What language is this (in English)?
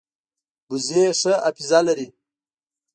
Pashto